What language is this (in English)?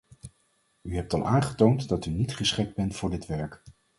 Dutch